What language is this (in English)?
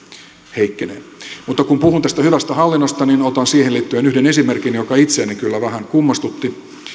Finnish